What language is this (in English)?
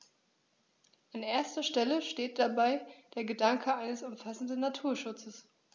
German